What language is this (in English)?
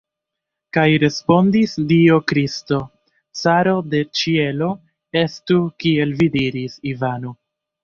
Esperanto